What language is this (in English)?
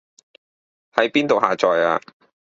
Cantonese